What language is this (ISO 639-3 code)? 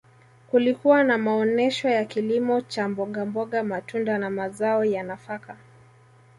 swa